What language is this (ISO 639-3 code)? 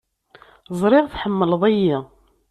kab